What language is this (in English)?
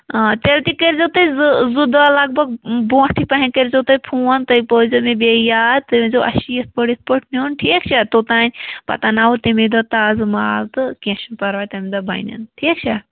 Kashmiri